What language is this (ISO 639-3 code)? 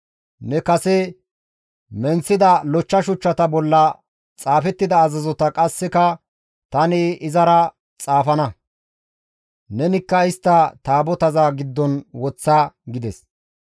gmv